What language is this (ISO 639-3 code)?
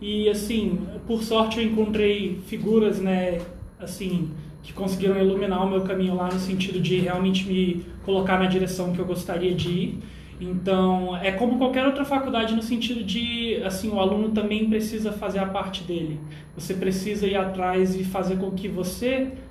por